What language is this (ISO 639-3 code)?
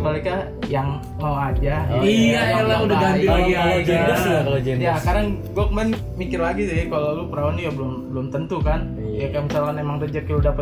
ind